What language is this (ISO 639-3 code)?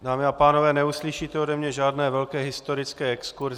ces